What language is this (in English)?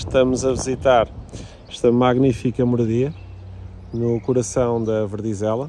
Portuguese